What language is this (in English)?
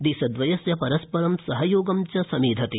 Sanskrit